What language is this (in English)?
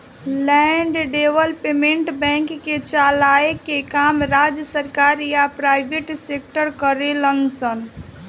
Bhojpuri